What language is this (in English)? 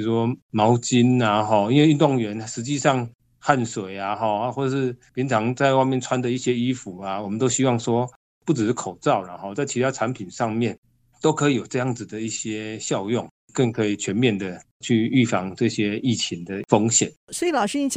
Chinese